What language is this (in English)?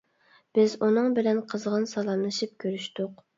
Uyghur